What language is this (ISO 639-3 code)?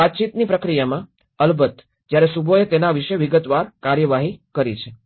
guj